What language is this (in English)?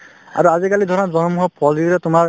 Assamese